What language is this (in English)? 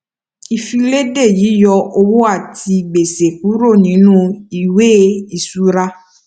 Yoruba